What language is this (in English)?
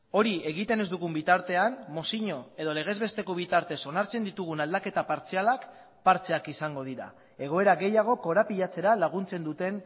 Basque